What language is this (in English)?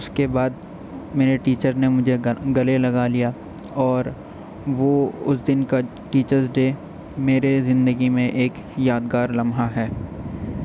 Urdu